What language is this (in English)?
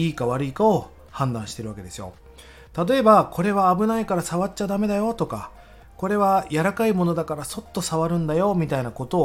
Japanese